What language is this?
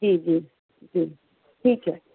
Urdu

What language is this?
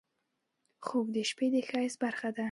Pashto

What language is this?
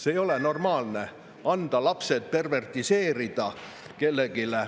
Estonian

